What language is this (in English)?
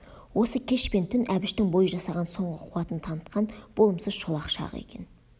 Kazakh